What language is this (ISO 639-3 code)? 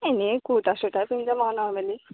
asm